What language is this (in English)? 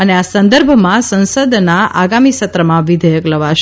Gujarati